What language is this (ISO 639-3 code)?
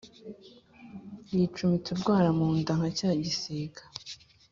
kin